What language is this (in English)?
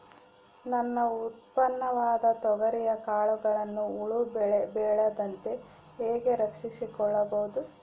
Kannada